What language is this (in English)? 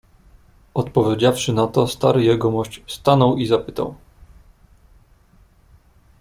Polish